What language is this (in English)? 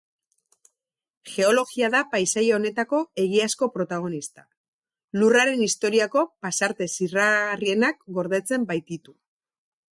Basque